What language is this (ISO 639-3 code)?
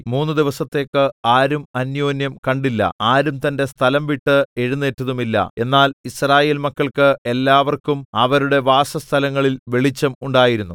mal